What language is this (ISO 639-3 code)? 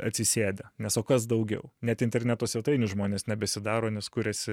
lit